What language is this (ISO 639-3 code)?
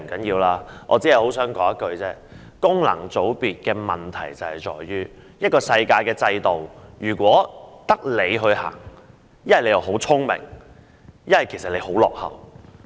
yue